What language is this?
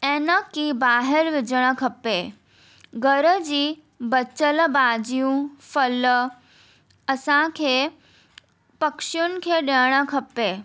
Sindhi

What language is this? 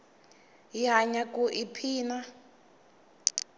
Tsonga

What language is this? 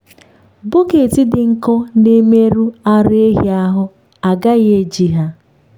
Igbo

